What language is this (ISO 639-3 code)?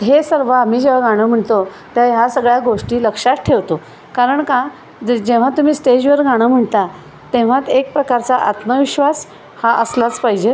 mar